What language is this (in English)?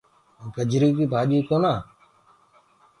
Gurgula